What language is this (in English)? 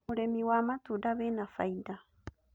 Kikuyu